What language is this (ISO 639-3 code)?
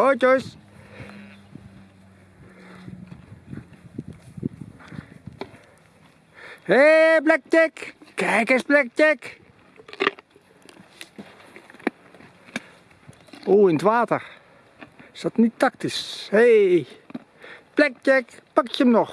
nld